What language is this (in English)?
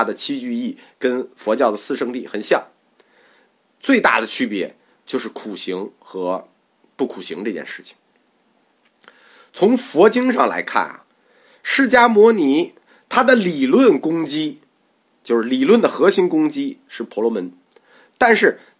Chinese